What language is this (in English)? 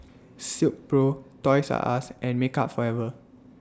English